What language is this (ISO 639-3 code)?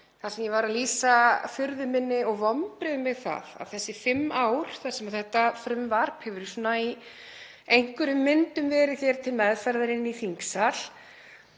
isl